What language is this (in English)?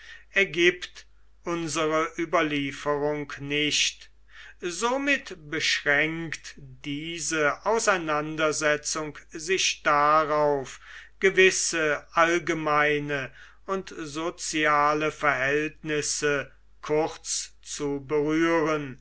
German